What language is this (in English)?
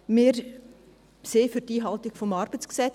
Swiss German